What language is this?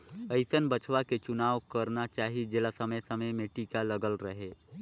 Chhattisgarhi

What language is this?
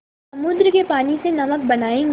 Hindi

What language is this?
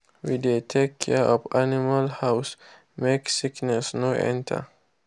Nigerian Pidgin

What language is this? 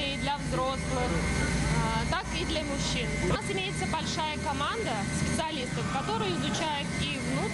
Russian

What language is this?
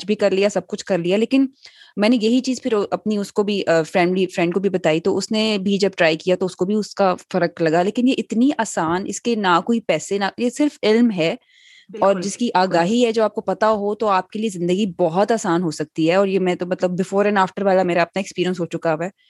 Urdu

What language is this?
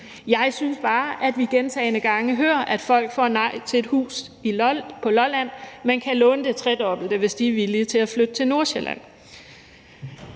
Danish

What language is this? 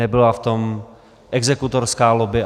Czech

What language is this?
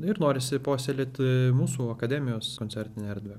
Lithuanian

